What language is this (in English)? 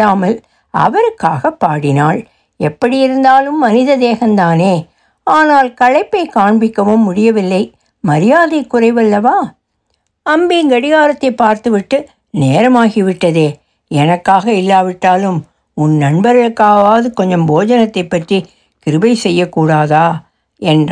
Tamil